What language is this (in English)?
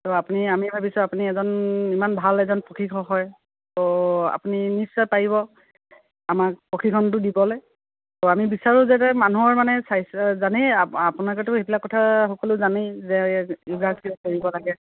Assamese